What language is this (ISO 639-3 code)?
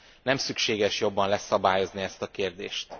hun